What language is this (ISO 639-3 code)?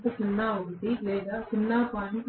tel